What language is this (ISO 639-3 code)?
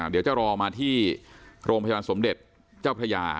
tha